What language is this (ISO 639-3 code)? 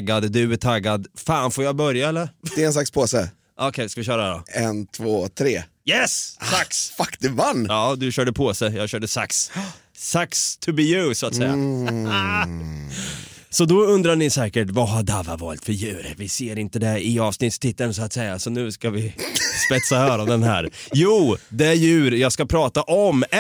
swe